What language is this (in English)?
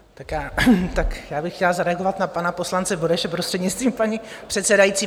Czech